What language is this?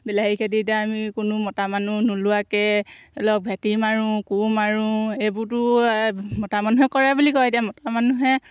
Assamese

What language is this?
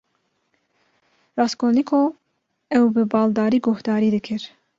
Kurdish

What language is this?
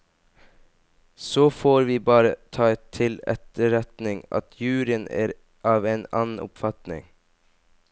Norwegian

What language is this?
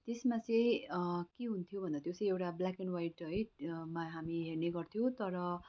Nepali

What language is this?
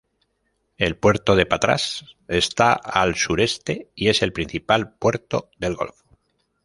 Spanish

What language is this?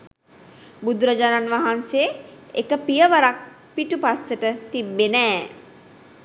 Sinhala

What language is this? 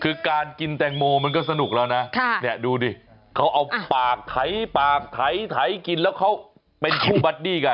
Thai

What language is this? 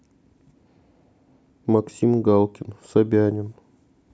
Russian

